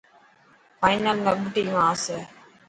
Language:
Dhatki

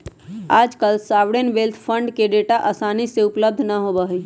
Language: Magahi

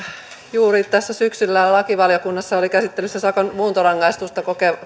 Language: Finnish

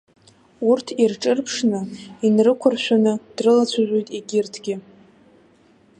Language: Abkhazian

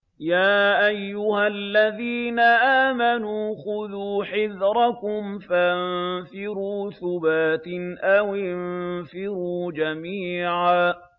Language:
Arabic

